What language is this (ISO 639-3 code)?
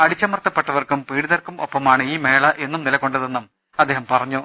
mal